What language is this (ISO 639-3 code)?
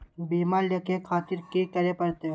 mai